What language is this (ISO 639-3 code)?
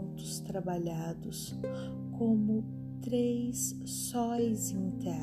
por